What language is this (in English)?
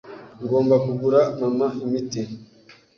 Kinyarwanda